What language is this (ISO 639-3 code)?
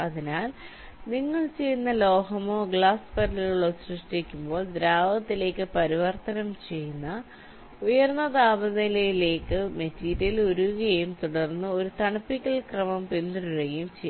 mal